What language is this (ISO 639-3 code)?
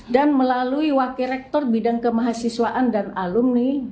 ind